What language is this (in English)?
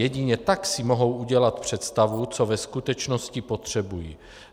Czech